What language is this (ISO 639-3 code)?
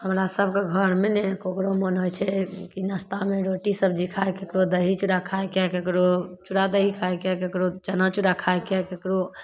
mai